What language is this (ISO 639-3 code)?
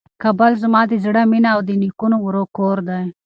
pus